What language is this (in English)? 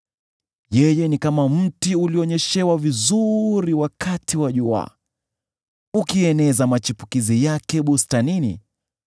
Swahili